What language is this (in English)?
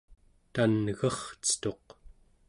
Central Yupik